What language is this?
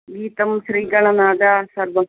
Sanskrit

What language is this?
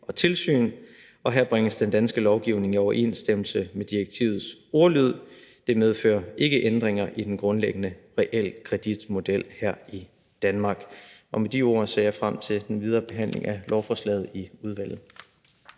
Danish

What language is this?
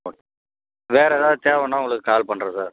Tamil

